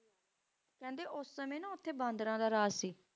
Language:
Punjabi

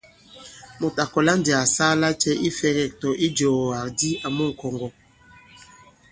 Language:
Bankon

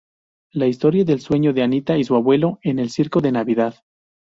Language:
Spanish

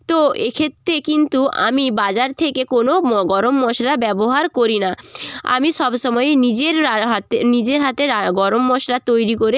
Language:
Bangla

